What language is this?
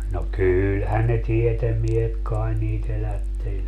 Finnish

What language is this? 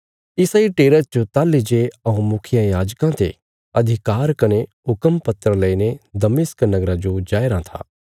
Bilaspuri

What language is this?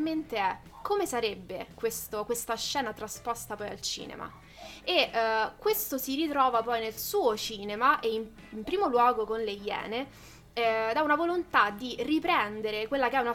Italian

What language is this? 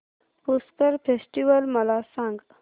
Marathi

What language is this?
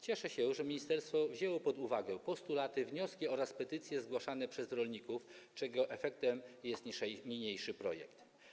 Polish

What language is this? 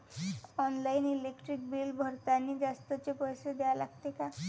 Marathi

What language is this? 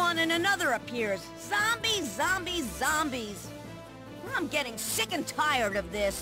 English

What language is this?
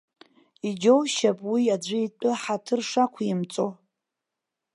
Abkhazian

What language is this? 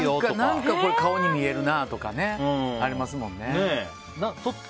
Japanese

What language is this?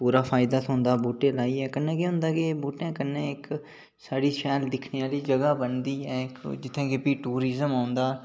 Dogri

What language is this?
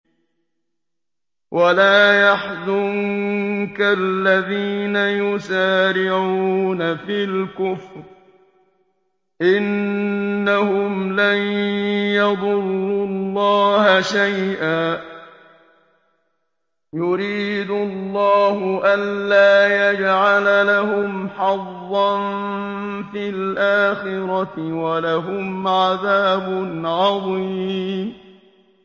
Arabic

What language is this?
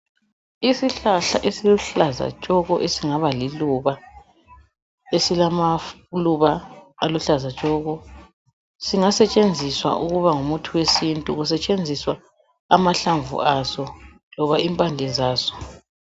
North Ndebele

